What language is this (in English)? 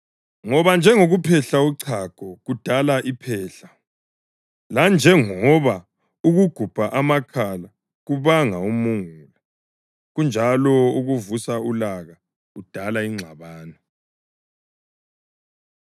North Ndebele